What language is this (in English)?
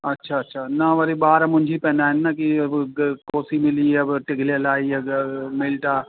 Sindhi